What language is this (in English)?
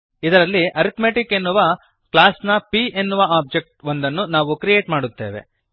Kannada